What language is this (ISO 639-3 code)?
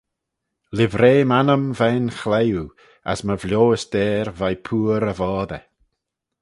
glv